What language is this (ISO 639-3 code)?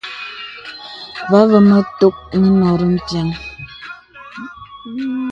beb